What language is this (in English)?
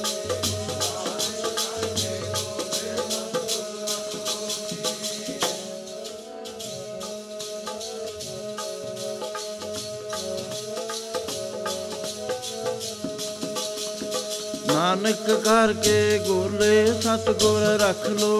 Punjabi